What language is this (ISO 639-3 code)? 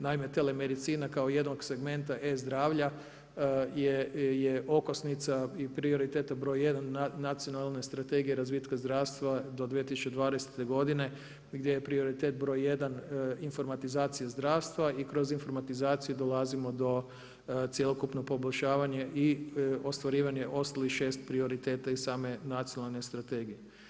hrv